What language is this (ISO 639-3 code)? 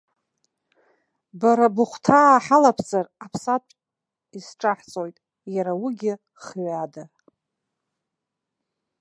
abk